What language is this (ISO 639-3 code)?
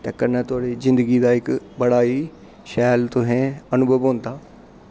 doi